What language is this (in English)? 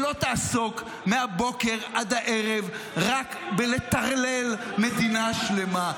Hebrew